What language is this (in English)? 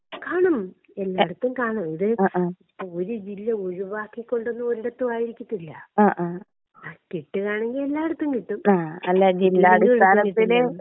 Malayalam